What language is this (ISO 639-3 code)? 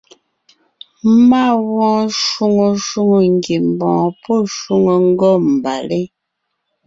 nnh